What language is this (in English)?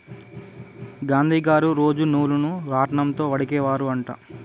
Telugu